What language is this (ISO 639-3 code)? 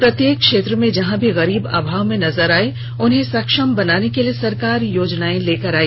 hin